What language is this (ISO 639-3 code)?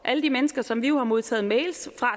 dan